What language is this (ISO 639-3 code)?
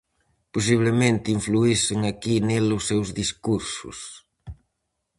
glg